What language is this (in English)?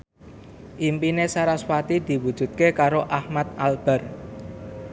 Javanese